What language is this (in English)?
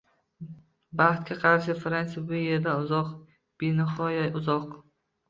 Uzbek